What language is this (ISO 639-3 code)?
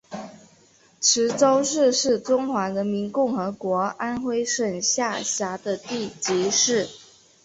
zho